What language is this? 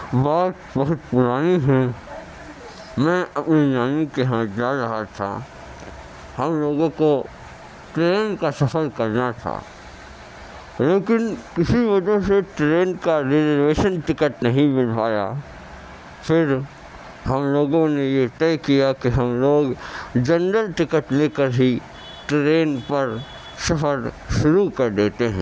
Urdu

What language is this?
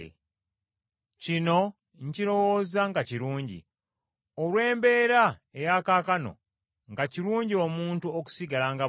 Ganda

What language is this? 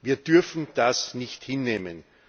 German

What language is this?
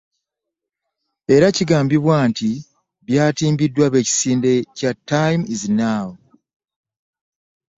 Ganda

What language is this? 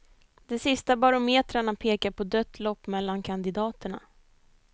Swedish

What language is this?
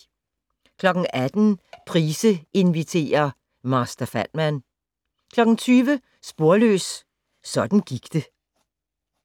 Danish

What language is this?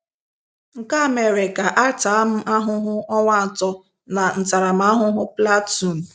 Igbo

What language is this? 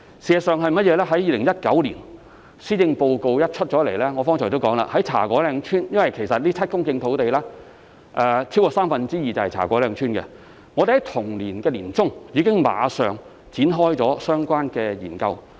Cantonese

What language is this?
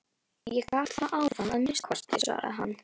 Icelandic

